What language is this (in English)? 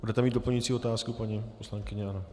Czech